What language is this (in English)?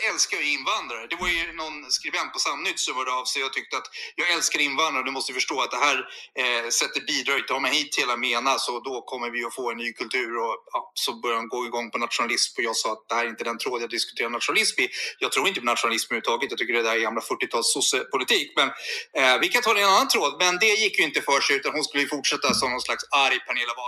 Swedish